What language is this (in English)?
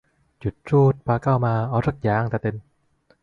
Thai